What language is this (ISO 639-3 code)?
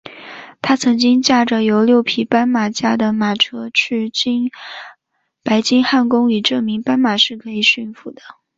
zho